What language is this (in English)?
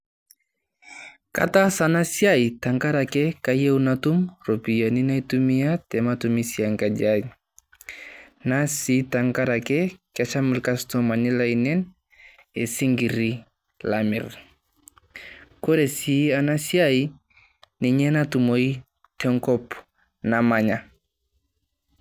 Masai